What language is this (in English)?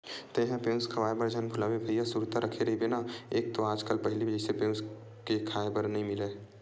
Chhattisgarhi